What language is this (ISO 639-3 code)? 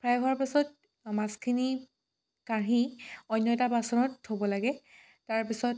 asm